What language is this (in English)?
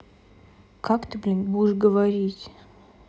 Russian